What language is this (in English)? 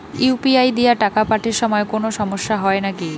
Bangla